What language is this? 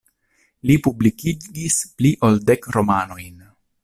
Esperanto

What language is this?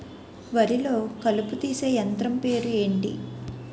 Telugu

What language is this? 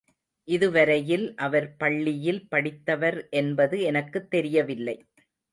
Tamil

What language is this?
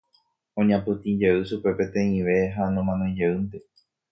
Guarani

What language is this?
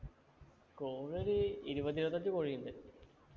Malayalam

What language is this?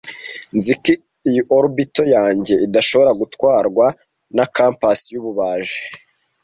Kinyarwanda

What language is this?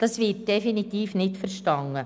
Swiss German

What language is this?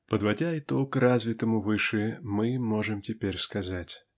Russian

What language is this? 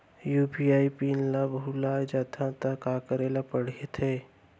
Chhattisgarhi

